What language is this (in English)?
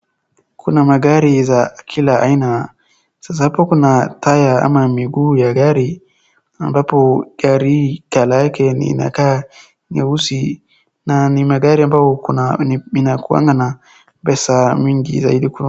Swahili